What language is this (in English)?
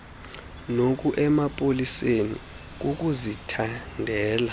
Xhosa